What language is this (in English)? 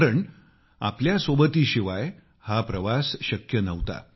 Marathi